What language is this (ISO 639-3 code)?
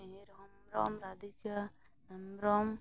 sat